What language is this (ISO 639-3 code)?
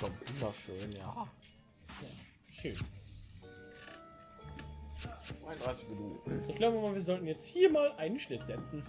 deu